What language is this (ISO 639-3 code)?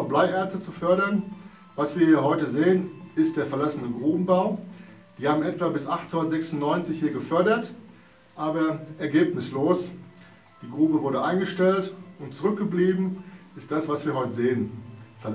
deu